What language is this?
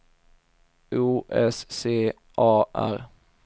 Swedish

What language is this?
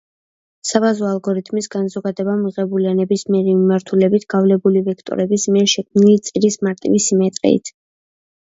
Georgian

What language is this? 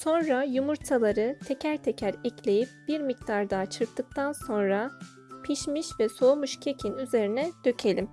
Turkish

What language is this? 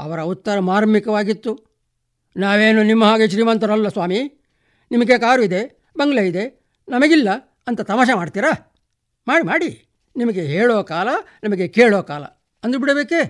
Kannada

